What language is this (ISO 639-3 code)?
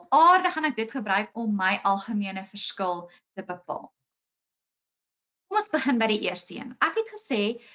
nld